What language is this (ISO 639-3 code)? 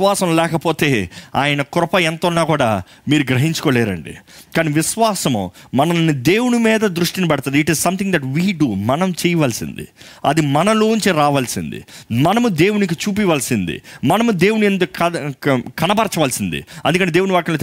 tel